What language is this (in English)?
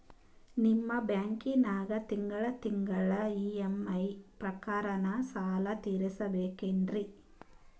Kannada